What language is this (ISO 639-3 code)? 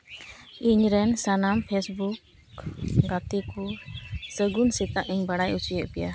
sat